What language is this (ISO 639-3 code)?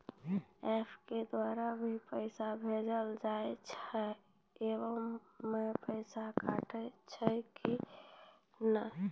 mai